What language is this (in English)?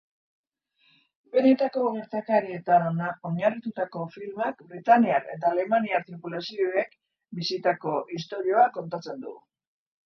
Basque